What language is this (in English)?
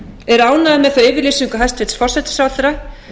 Icelandic